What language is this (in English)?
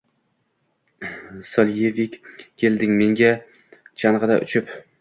Uzbek